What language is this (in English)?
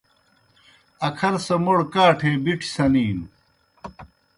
Kohistani Shina